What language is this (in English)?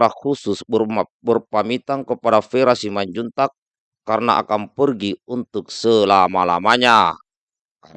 Indonesian